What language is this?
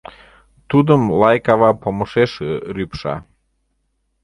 Mari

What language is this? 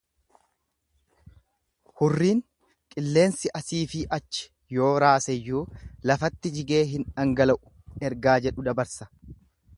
Oromo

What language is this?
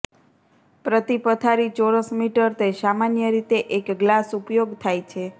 Gujarati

